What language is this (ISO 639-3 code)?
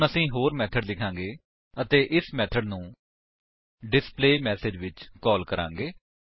pan